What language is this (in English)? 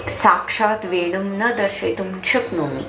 Sanskrit